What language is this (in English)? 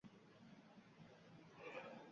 Uzbek